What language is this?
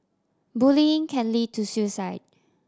English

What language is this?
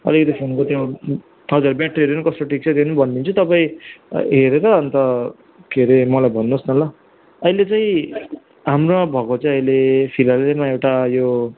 Nepali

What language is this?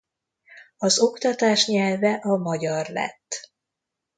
Hungarian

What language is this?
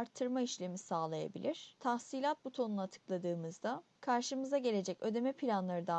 Turkish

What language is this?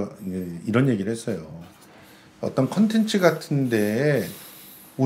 Korean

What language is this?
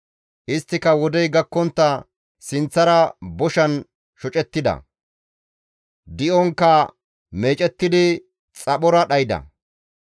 Gamo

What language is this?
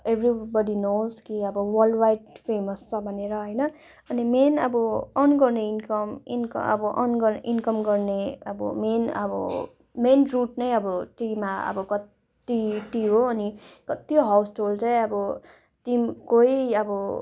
Nepali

